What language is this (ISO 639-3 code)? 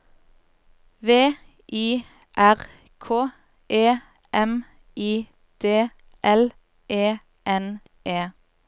nor